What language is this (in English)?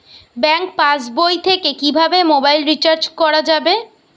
Bangla